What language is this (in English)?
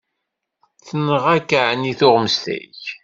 Kabyle